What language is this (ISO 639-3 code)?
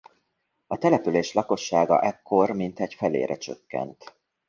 hun